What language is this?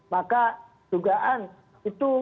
Indonesian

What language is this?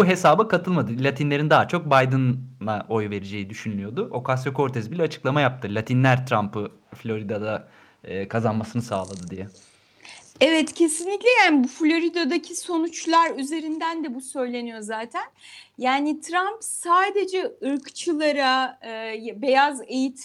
Turkish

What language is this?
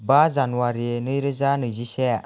Bodo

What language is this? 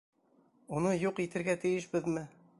Bashkir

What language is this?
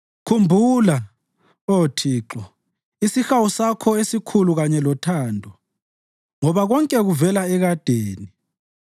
North Ndebele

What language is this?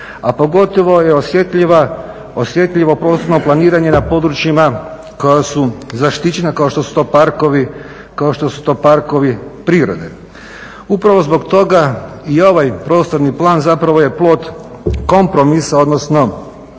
Croatian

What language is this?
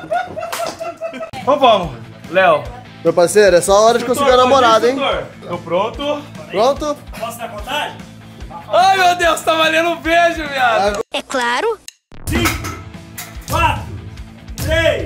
Portuguese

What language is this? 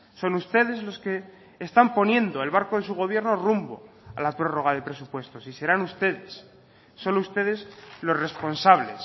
Spanish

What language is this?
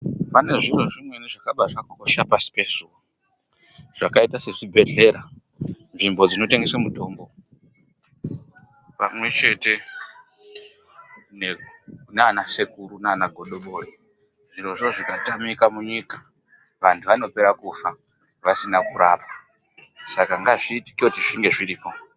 Ndau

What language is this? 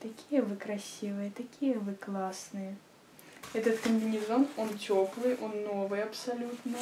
Russian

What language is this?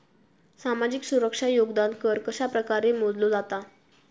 Marathi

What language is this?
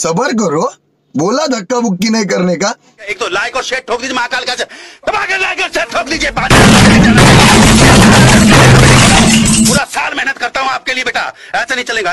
Turkish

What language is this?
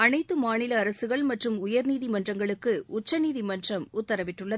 Tamil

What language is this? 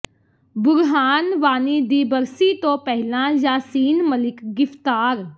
Punjabi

